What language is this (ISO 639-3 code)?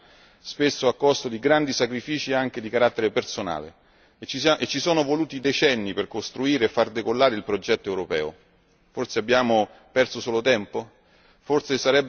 ita